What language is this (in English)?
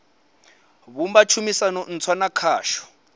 Venda